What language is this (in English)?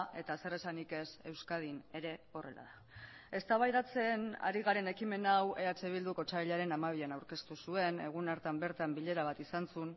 Basque